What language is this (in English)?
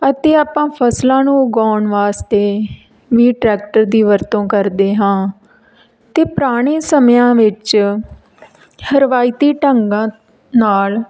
Punjabi